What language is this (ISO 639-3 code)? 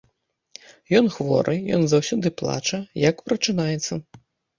bel